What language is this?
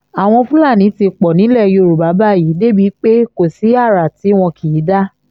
Yoruba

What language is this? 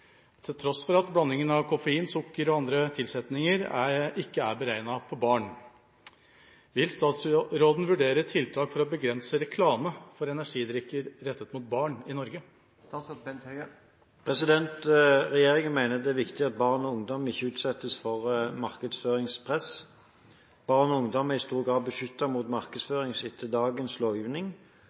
Norwegian Bokmål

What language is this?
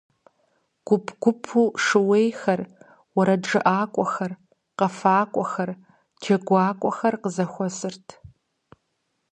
Kabardian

